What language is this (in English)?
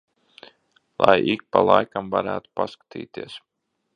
Latvian